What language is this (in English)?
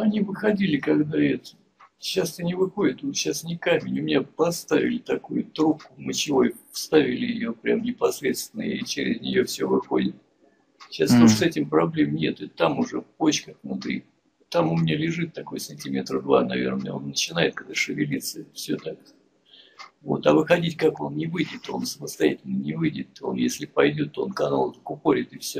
Russian